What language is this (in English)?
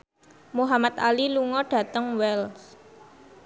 Javanese